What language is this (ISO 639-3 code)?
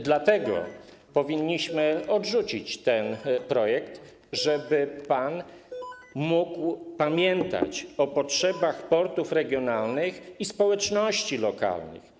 pol